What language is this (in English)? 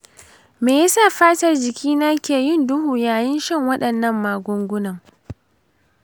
Hausa